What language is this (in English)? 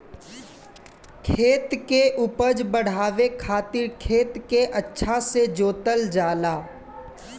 Bhojpuri